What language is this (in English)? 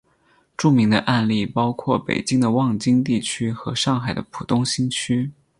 Chinese